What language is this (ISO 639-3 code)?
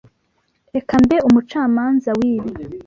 kin